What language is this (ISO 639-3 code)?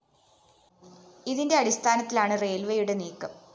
mal